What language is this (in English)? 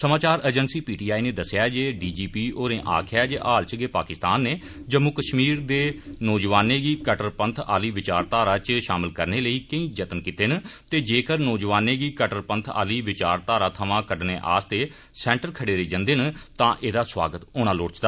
Dogri